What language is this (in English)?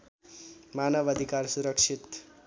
Nepali